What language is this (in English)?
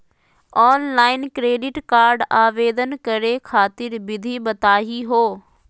Magahi